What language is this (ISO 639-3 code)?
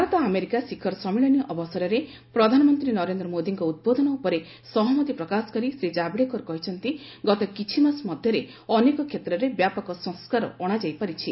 ori